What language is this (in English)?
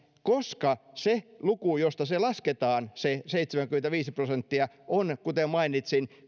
Finnish